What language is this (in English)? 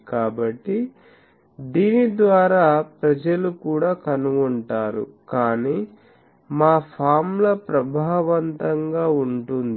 Telugu